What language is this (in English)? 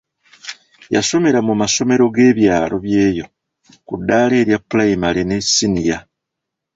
Ganda